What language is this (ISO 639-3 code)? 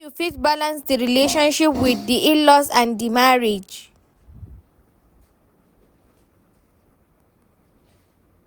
pcm